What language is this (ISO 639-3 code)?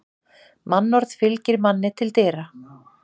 isl